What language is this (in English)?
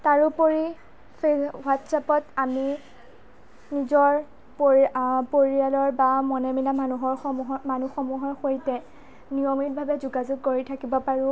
Assamese